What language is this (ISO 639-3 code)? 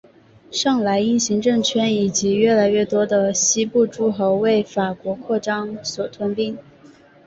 zho